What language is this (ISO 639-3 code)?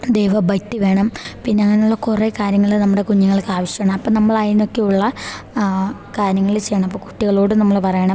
mal